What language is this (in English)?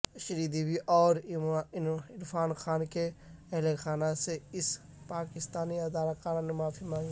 Urdu